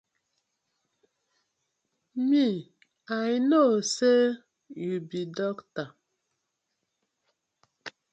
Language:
Nigerian Pidgin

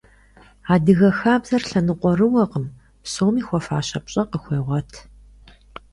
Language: Kabardian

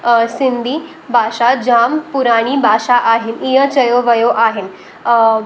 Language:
Sindhi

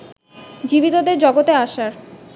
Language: Bangla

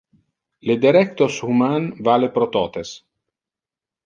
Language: Interlingua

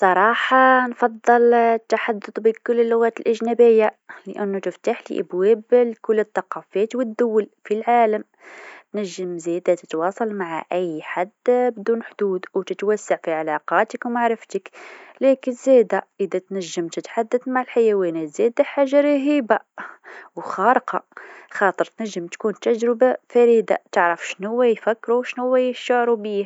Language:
Tunisian Arabic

